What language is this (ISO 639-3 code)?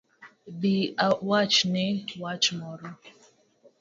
luo